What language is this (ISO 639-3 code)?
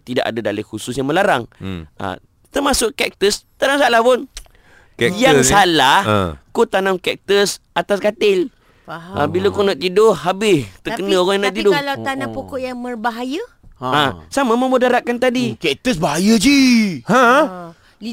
msa